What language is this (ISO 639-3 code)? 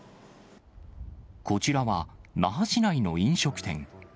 jpn